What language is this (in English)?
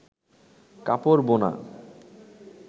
Bangla